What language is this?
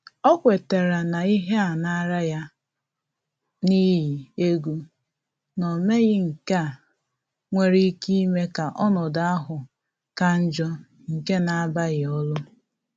Igbo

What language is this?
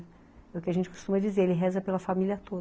Portuguese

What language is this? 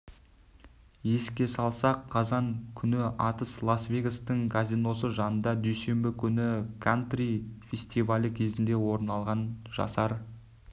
Kazakh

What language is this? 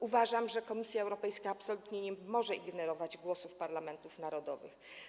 Polish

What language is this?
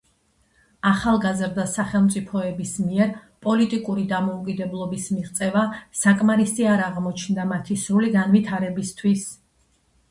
Georgian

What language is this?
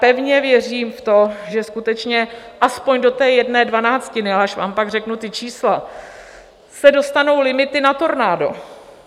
Czech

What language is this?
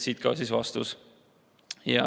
Estonian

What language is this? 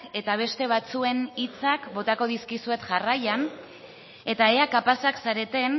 Basque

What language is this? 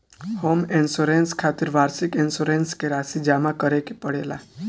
Bhojpuri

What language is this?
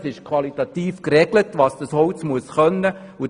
Swiss German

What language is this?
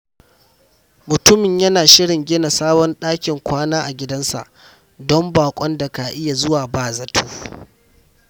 Hausa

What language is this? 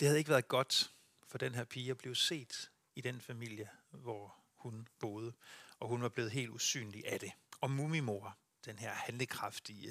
Danish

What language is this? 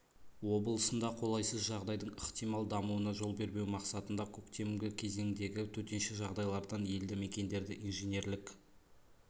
Kazakh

